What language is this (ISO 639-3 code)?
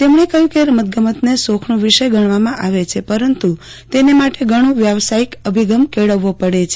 guj